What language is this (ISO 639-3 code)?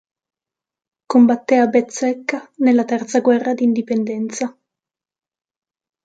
ita